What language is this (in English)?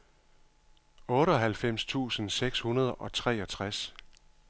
Danish